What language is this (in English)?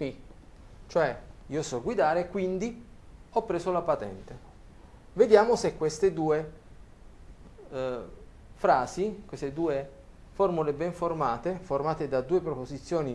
Italian